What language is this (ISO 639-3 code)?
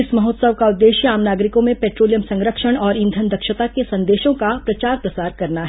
hin